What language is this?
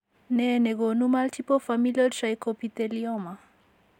Kalenjin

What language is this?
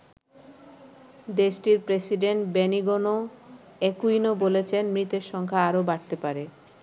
Bangla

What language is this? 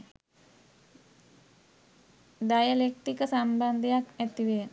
Sinhala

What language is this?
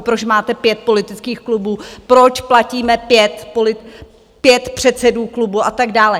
Czech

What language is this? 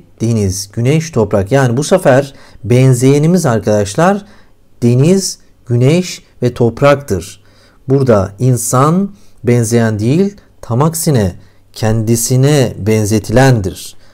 Turkish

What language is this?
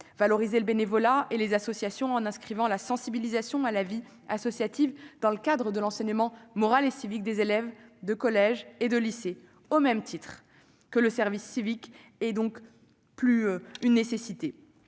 French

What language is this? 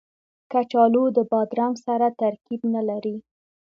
Pashto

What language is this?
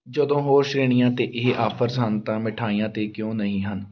Punjabi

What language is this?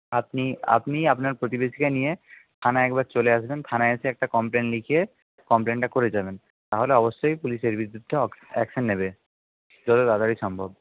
Bangla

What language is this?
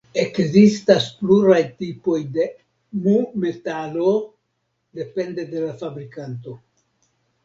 Esperanto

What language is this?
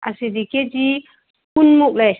Manipuri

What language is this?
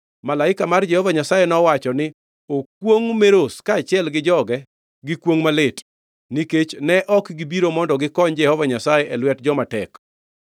Luo (Kenya and Tanzania)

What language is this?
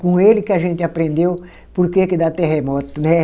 Portuguese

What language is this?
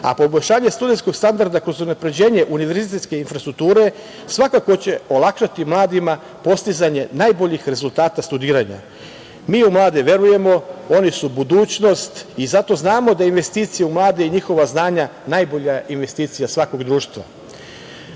Serbian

